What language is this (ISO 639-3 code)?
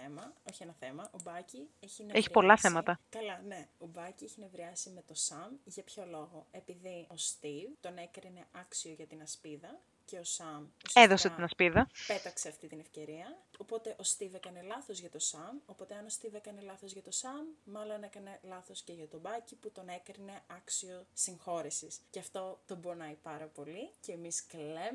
ell